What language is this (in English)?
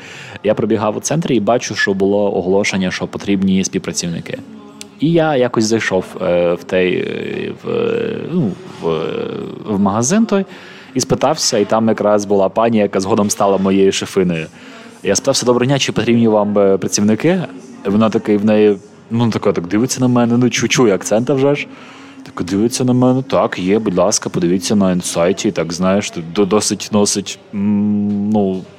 Ukrainian